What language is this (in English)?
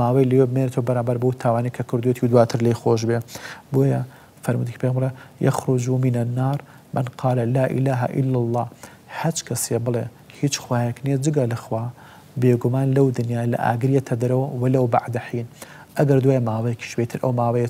Dutch